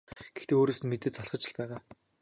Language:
Mongolian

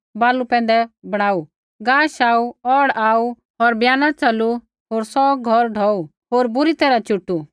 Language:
Kullu Pahari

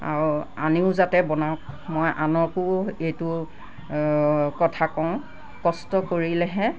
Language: Assamese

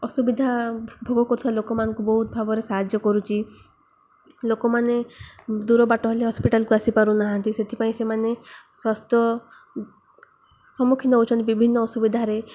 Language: Odia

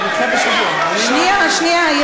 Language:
Hebrew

